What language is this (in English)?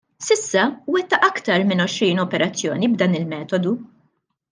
Maltese